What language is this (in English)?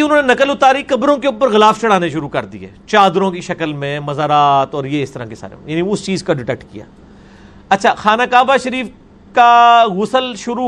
Urdu